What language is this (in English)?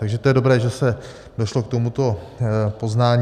Czech